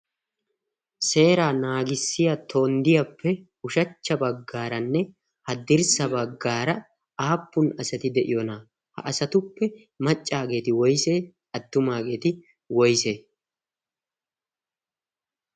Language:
Wolaytta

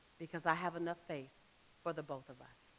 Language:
English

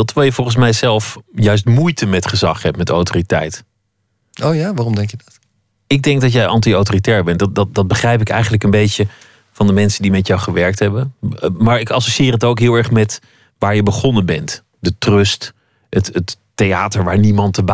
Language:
Dutch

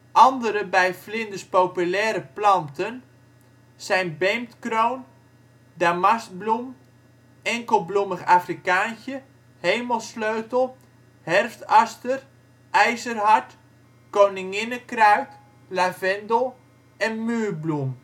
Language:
Dutch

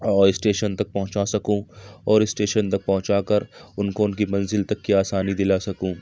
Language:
Urdu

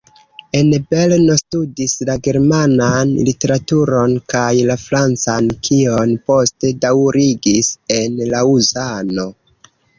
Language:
Esperanto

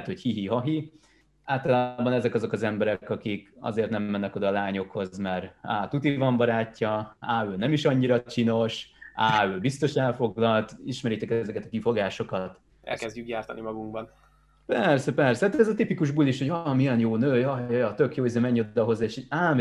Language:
Hungarian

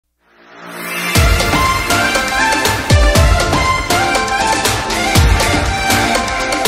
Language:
Korean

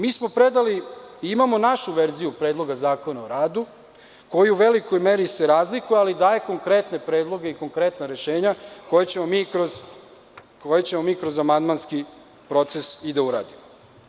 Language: Serbian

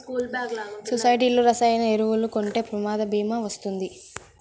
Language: Telugu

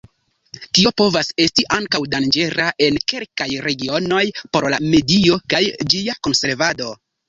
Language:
Esperanto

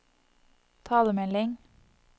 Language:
Norwegian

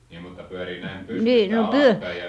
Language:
Finnish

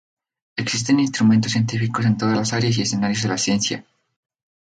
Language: Spanish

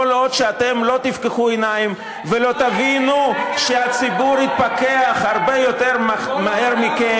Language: Hebrew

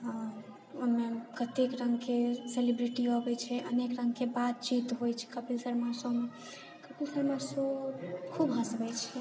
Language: Maithili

